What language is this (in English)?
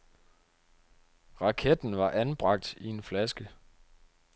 Danish